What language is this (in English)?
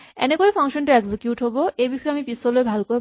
Assamese